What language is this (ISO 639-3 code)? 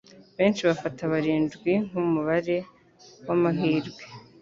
kin